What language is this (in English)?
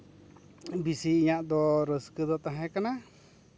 Santali